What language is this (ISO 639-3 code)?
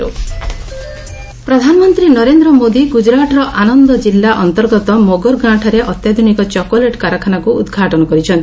ori